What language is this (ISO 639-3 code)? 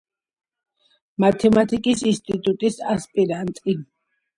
kat